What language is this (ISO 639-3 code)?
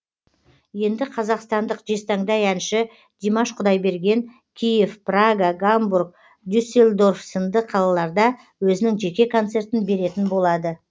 kaz